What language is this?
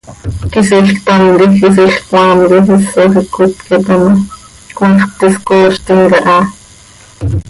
Seri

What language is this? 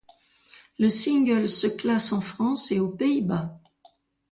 French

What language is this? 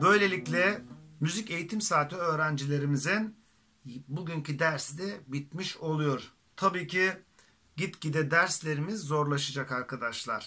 Turkish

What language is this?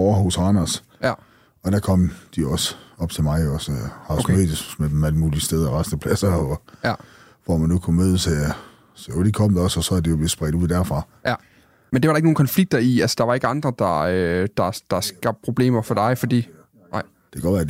Danish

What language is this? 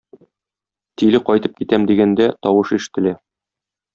Tatar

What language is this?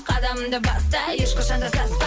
Kazakh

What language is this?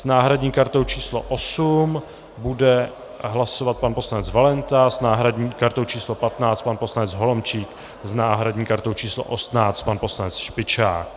Czech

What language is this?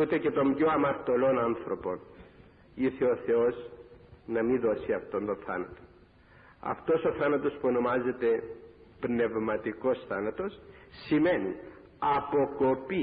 Greek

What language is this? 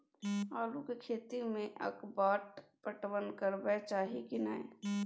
Maithili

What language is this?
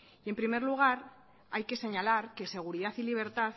Spanish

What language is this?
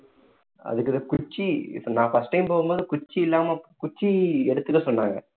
Tamil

